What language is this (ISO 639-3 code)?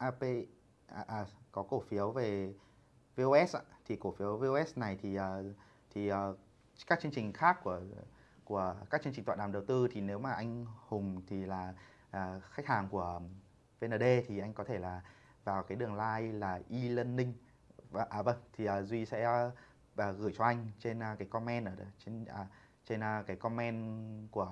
vie